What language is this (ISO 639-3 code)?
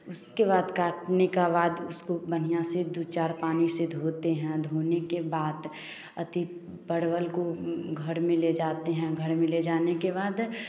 hin